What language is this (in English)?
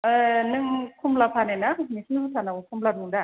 Bodo